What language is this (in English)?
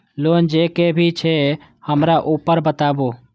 Maithili